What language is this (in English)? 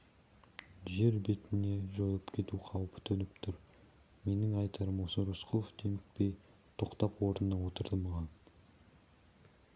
Kazakh